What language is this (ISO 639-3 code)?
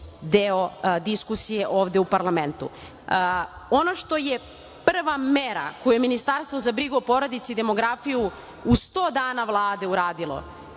srp